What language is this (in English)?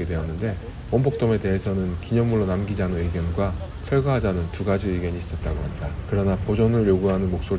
Korean